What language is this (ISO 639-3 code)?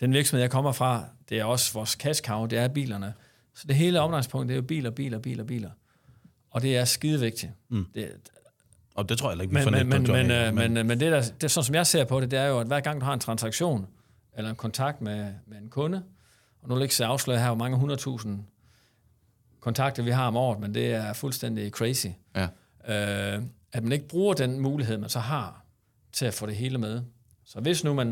dan